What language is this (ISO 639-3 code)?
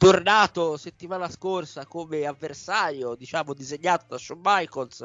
ita